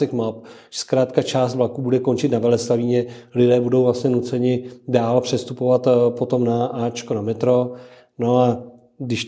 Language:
Czech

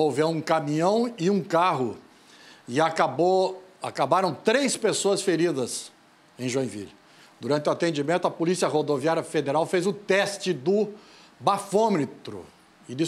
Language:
Portuguese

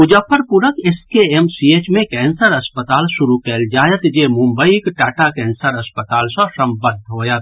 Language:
Maithili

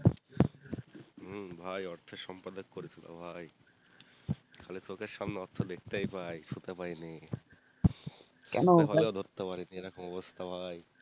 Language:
Bangla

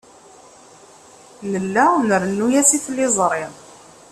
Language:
Kabyle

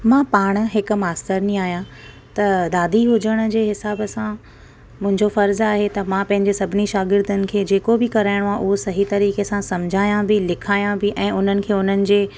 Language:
Sindhi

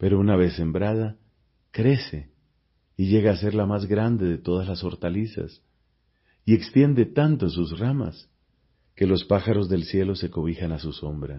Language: Spanish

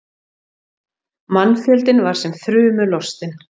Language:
Icelandic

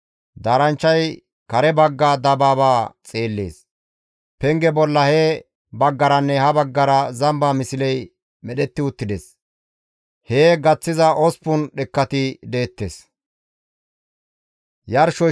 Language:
Gamo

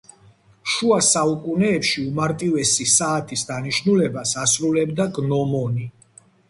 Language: Georgian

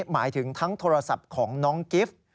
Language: Thai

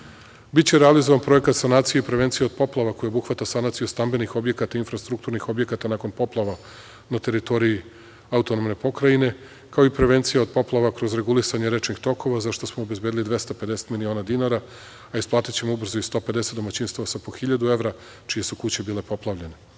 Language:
Serbian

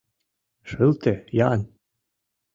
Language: Mari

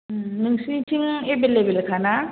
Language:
Bodo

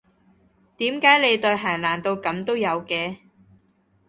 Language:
Cantonese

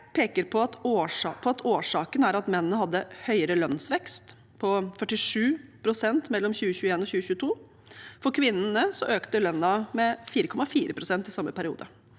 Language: Norwegian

